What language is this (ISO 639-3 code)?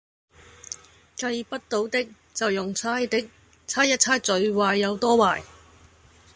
yue